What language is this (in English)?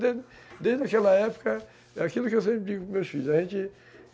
Portuguese